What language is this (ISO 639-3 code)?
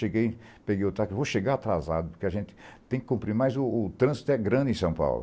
por